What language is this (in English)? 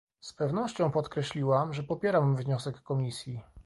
Polish